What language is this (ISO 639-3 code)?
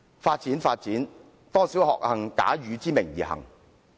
yue